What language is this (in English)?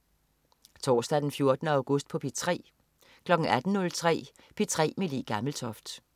Danish